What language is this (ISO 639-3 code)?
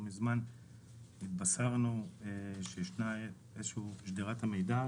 heb